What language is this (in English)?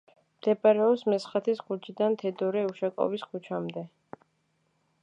Georgian